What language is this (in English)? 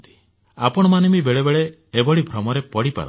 Odia